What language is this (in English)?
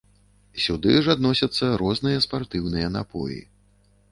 Belarusian